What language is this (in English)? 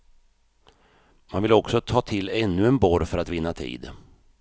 Swedish